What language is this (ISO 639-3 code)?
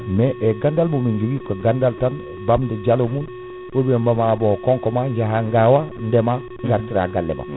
ful